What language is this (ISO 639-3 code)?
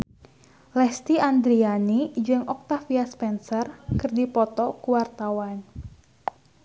sun